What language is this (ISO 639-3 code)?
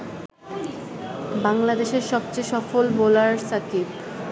ben